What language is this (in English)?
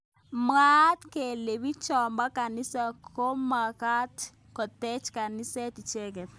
Kalenjin